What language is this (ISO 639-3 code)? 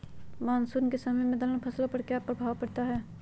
mag